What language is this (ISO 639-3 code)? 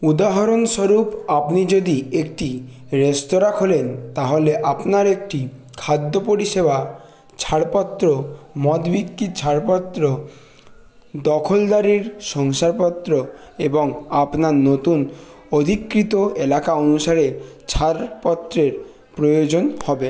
ben